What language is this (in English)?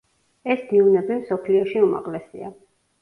Georgian